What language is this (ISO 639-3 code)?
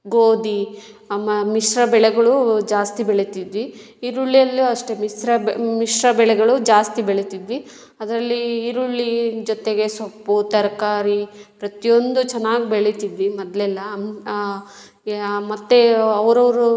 kan